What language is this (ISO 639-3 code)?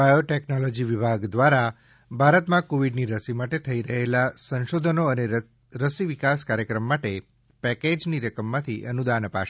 guj